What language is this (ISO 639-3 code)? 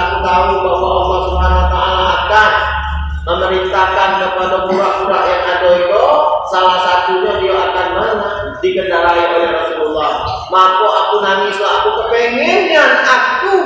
ind